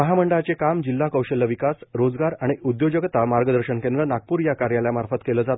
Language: Marathi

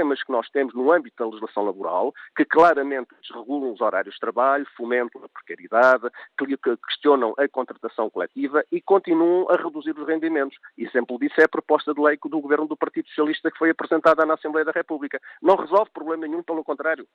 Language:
Portuguese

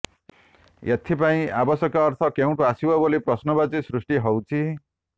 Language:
Odia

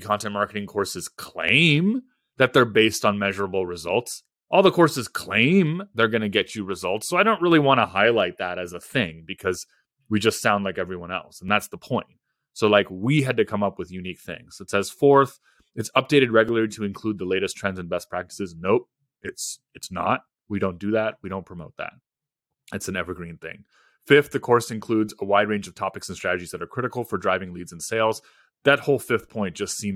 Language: English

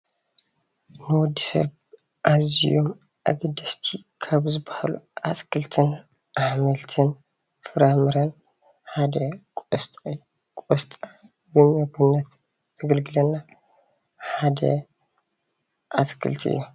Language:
Tigrinya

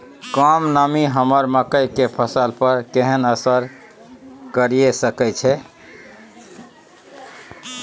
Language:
Maithili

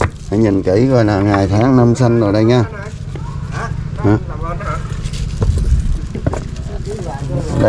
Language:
Vietnamese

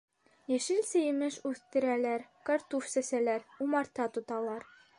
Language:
Bashkir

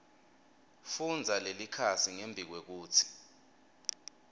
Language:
Swati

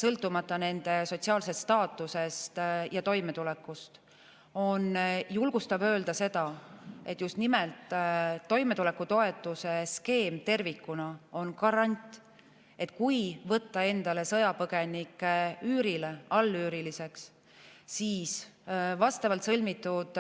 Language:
Estonian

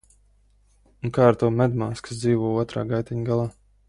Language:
Latvian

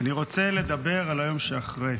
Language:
Hebrew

